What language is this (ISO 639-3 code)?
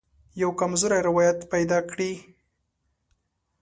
pus